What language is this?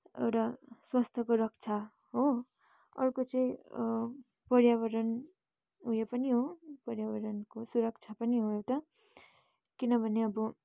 Nepali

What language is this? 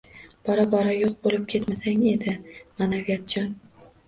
Uzbek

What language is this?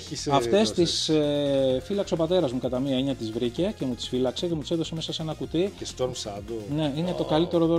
Greek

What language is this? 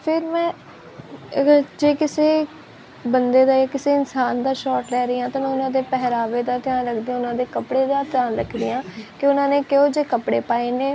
Punjabi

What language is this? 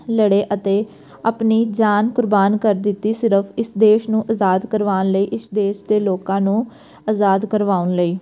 Punjabi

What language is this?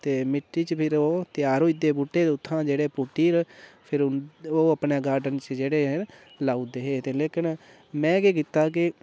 Dogri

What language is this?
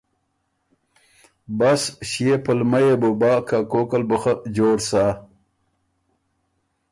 Ormuri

